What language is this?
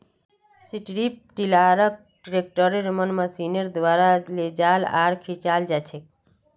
Magahi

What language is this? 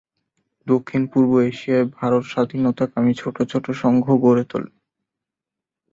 Bangla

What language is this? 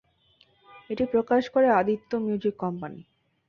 Bangla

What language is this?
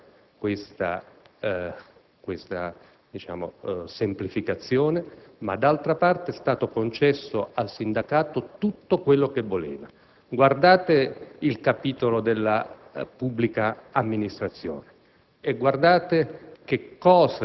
Italian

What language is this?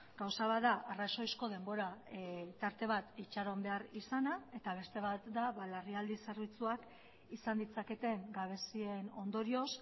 Basque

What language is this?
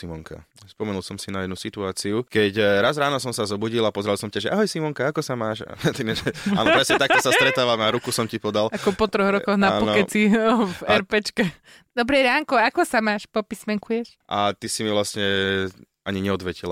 Slovak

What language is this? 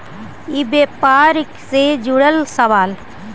Magahi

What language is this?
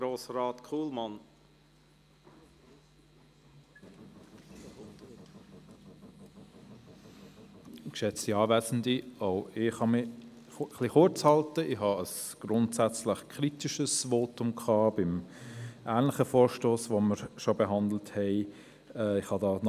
Swiss German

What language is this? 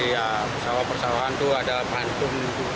Indonesian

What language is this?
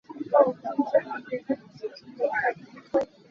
Hakha Chin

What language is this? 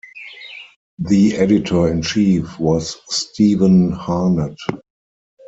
English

